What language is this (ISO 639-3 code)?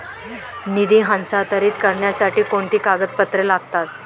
mar